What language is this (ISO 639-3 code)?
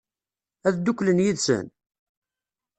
kab